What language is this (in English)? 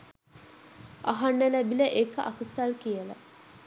Sinhala